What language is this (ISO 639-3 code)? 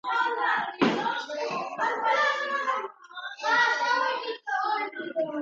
kat